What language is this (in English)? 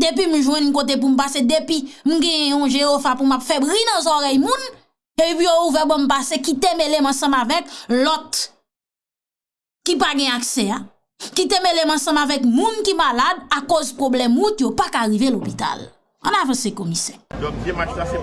French